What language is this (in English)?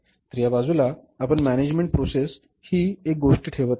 Marathi